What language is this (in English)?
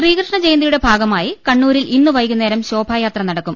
Malayalam